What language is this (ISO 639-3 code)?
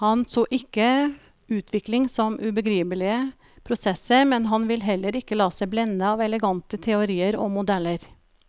nor